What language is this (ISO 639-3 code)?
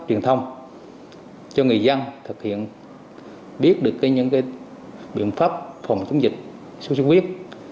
vie